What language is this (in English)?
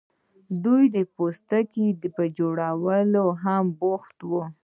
Pashto